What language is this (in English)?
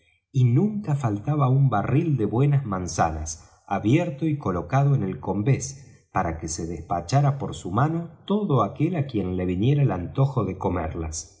Spanish